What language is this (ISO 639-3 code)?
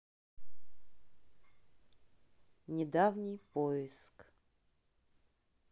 rus